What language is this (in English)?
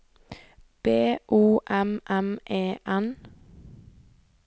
Norwegian